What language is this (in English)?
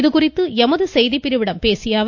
Tamil